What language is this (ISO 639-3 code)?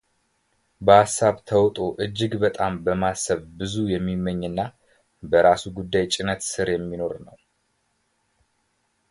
amh